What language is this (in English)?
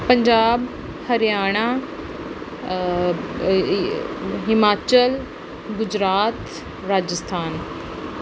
Punjabi